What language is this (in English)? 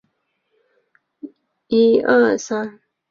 Chinese